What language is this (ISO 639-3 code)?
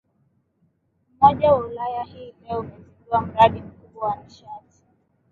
swa